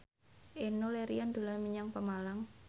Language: Javanese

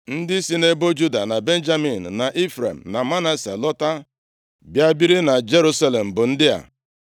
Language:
Igbo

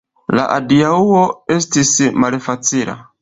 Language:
Esperanto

